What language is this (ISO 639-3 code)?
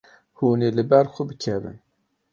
kur